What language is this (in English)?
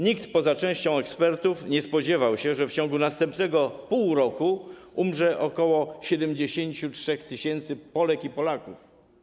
Polish